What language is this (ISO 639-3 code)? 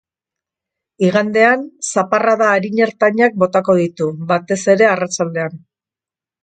eus